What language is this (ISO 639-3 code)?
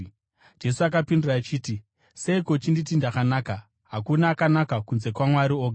sna